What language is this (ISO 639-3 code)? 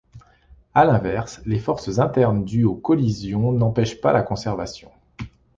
fra